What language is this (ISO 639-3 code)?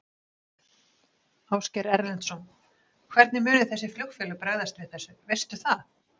isl